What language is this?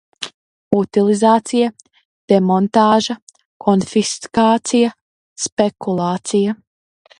Latvian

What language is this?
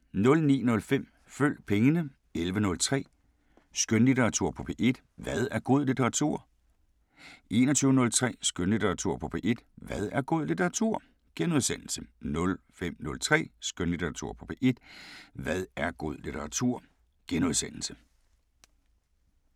Danish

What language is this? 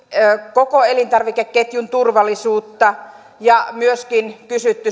Finnish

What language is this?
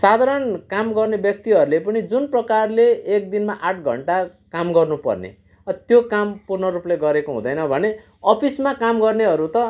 Nepali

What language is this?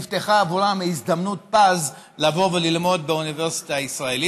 Hebrew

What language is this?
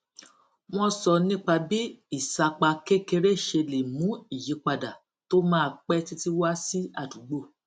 Yoruba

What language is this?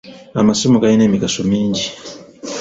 Ganda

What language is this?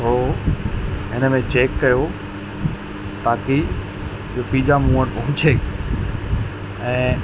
Sindhi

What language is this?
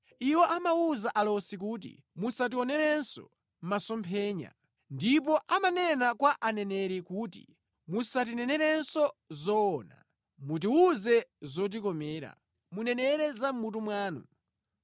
Nyanja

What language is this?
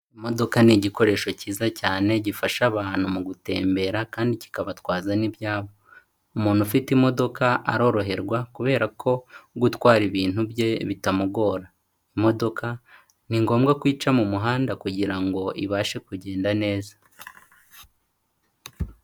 Kinyarwanda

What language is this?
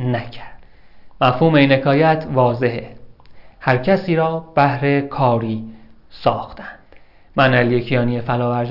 Persian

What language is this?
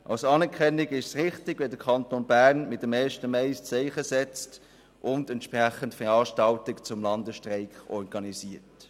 Swiss German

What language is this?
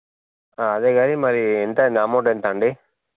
Telugu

